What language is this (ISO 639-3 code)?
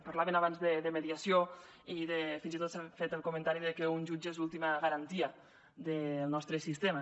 cat